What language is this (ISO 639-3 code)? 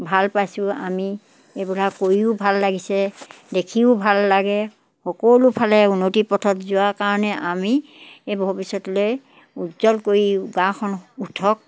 asm